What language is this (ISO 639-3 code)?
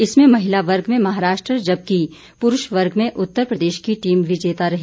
hin